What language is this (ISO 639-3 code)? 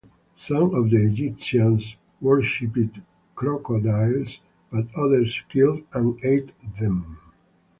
eng